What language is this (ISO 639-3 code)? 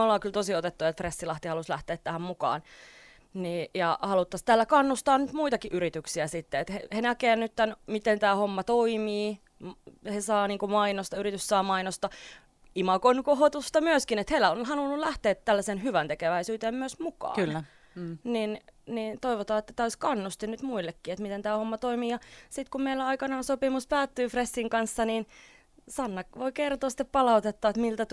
fin